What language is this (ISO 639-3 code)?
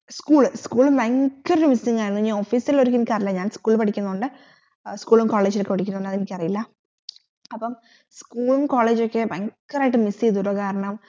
mal